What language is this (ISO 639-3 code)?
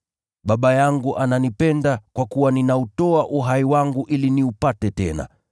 swa